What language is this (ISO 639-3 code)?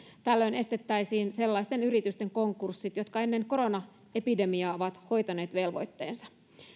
fin